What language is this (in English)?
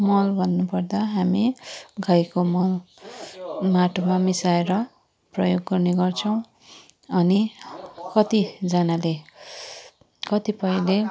Nepali